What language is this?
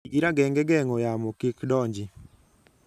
Luo (Kenya and Tanzania)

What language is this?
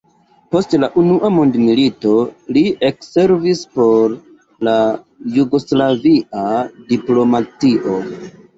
Esperanto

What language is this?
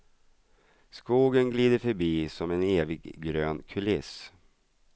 Swedish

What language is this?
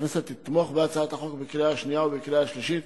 Hebrew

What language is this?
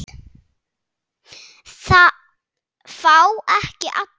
Icelandic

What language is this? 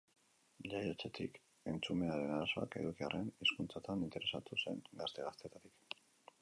Basque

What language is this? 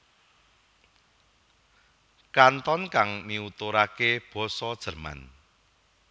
Javanese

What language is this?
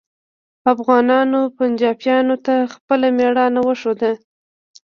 Pashto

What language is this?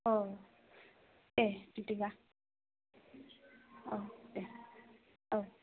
Bodo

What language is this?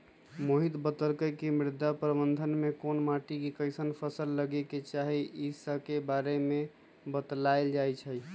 Magahi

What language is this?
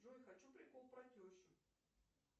Russian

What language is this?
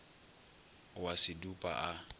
Northern Sotho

